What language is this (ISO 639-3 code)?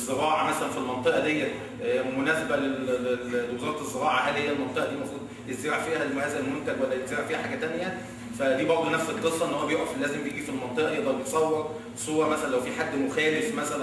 ara